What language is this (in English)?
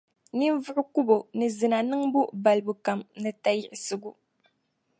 Dagbani